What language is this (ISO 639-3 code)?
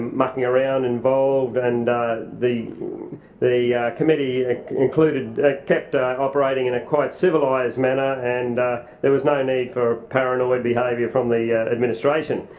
eng